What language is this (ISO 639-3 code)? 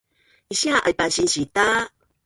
bnn